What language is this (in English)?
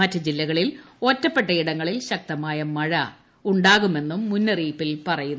Malayalam